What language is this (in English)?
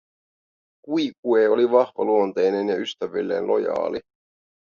Finnish